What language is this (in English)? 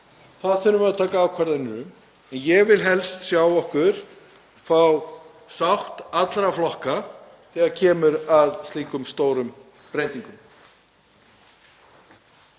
Icelandic